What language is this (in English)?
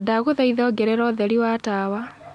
Kikuyu